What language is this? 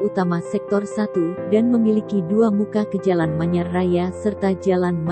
Indonesian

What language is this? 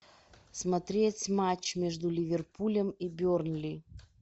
Russian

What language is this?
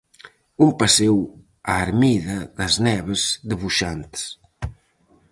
Galician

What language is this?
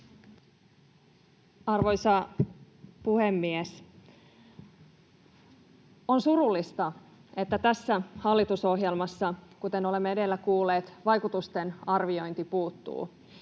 Finnish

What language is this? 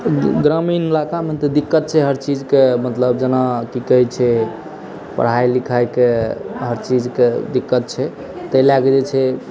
Maithili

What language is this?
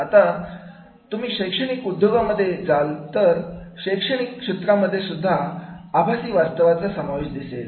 Marathi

